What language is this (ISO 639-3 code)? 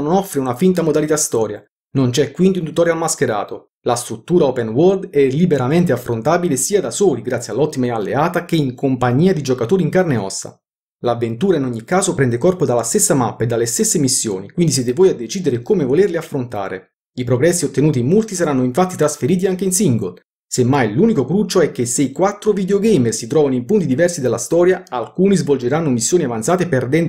ita